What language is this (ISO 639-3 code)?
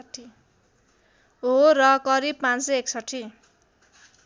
nep